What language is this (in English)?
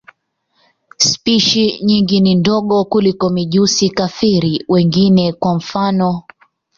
Swahili